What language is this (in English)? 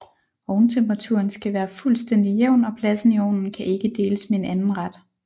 Danish